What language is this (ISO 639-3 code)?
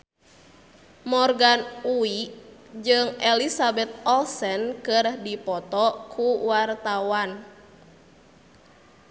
sun